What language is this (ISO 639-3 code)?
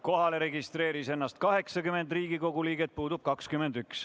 est